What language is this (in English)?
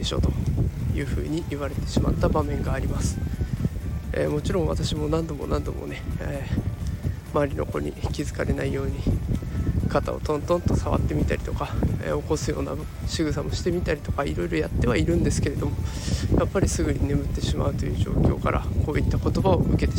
Japanese